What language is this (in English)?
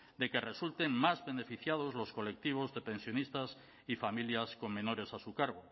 Spanish